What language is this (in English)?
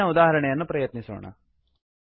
Kannada